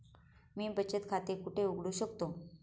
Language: Marathi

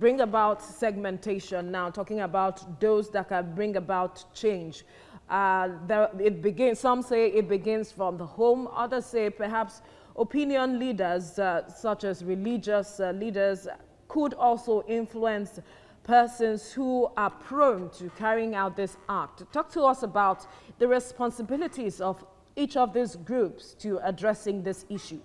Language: English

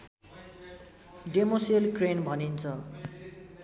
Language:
Nepali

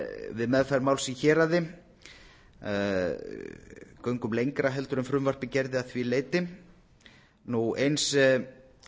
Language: Icelandic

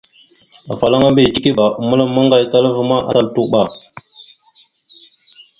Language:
Mada (Cameroon)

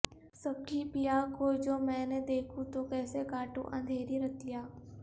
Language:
Urdu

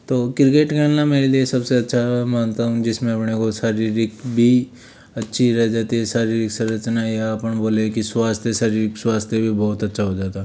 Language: Hindi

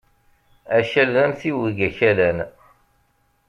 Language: Kabyle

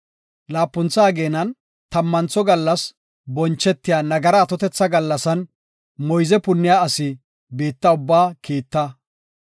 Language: Gofa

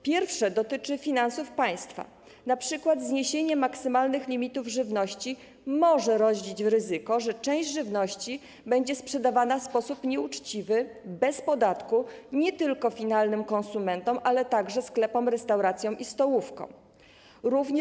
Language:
Polish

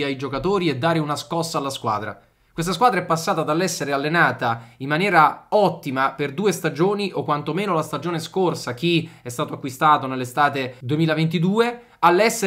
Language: Italian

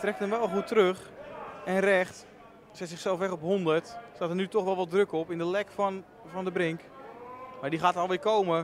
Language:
Dutch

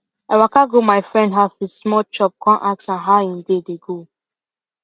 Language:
Nigerian Pidgin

